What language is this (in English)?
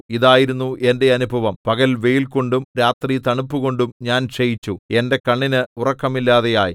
Malayalam